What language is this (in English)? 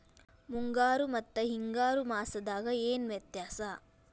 Kannada